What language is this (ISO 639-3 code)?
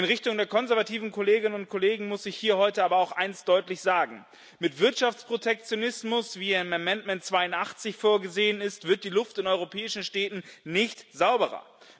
deu